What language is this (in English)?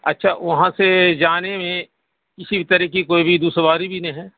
Urdu